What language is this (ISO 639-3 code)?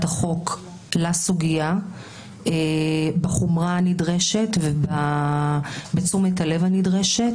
heb